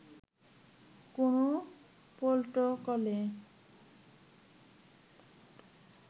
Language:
Bangla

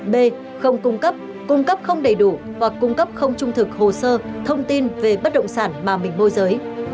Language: Vietnamese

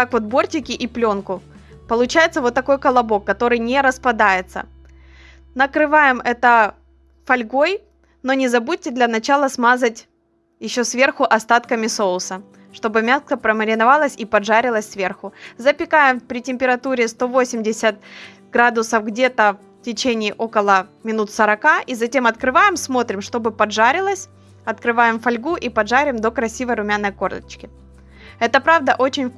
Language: Russian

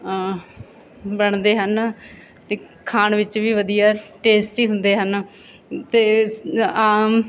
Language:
Punjabi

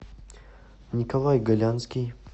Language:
Russian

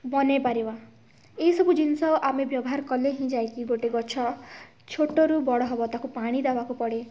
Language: Odia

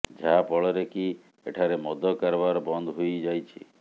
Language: Odia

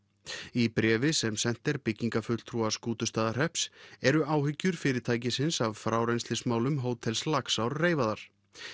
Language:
Icelandic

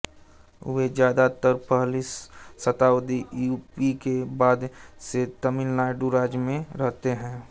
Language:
Hindi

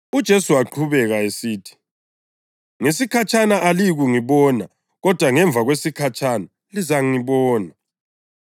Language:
North Ndebele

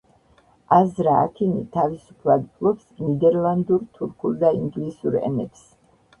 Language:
Georgian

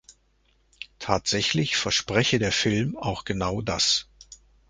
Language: German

